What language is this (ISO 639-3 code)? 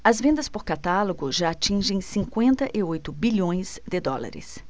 por